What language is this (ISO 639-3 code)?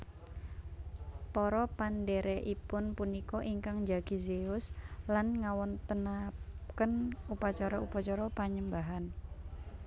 jav